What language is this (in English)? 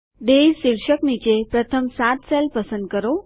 Gujarati